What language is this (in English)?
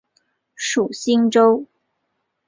Chinese